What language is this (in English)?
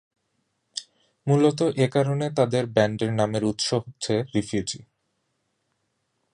Bangla